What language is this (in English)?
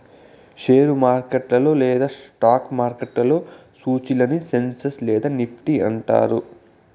Telugu